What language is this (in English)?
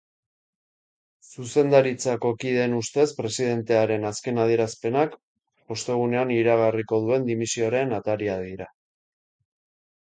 Basque